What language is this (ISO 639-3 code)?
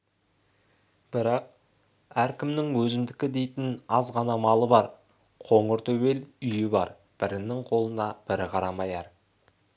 kaz